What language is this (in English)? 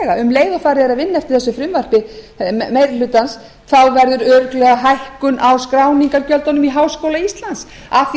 Icelandic